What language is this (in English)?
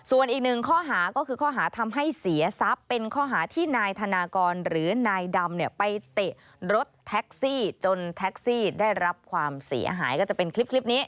Thai